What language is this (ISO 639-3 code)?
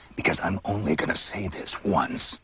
eng